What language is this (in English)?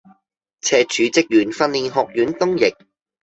Cantonese